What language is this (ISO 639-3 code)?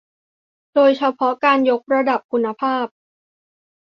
tha